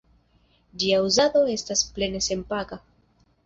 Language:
Esperanto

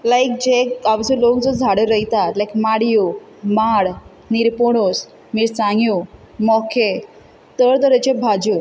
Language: Konkani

